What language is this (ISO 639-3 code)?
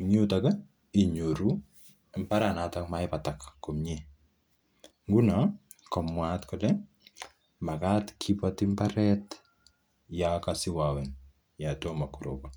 kln